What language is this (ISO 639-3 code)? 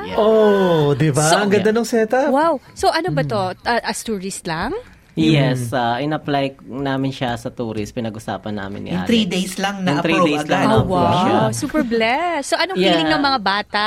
fil